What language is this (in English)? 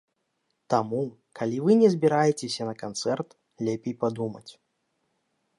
Belarusian